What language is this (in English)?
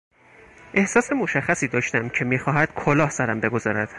Persian